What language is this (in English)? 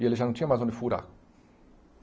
Portuguese